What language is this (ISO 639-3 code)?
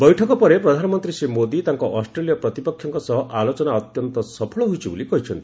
ori